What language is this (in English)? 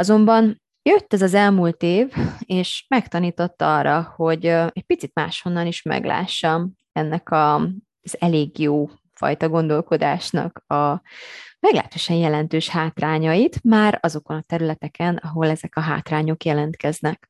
Hungarian